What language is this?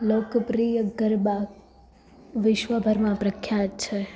Gujarati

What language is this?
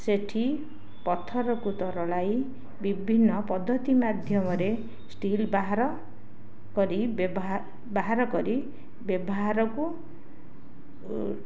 Odia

